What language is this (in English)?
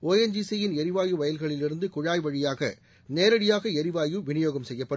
Tamil